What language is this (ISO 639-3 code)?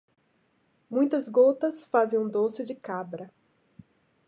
por